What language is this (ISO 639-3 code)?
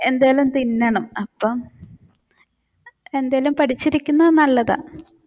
mal